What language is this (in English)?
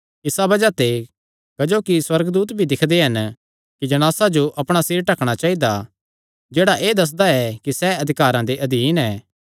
Kangri